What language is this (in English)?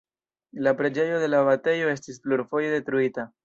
Esperanto